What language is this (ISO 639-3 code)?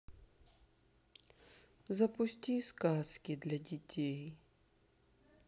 rus